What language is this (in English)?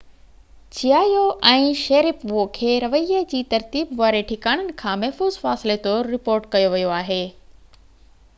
Sindhi